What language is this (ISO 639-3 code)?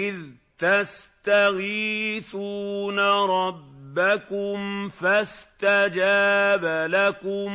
ara